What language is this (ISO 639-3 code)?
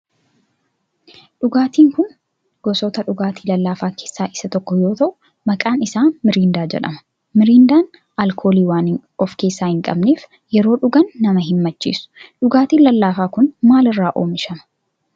orm